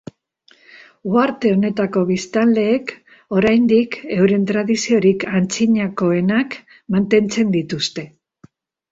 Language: Basque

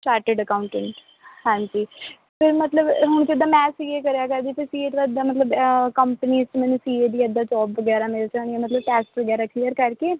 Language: Punjabi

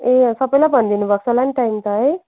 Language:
Nepali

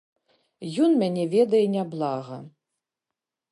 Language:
Belarusian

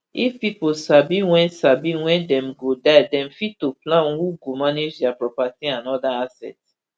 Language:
Nigerian Pidgin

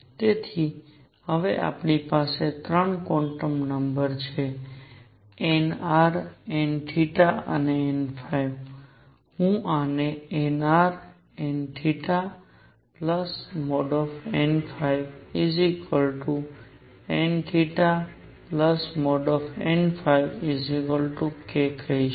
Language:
Gujarati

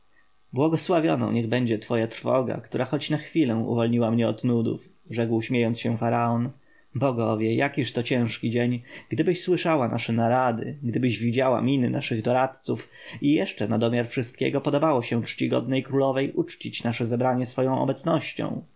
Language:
Polish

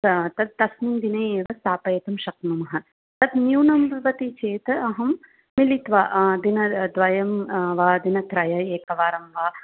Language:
Sanskrit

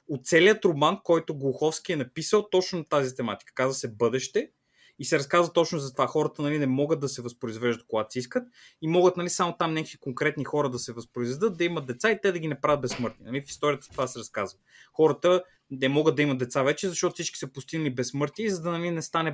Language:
Bulgarian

